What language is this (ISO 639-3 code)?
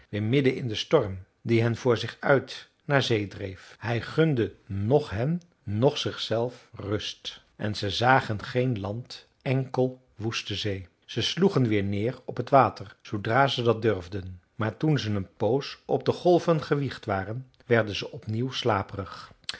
nld